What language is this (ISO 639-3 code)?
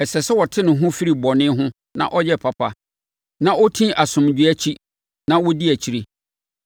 aka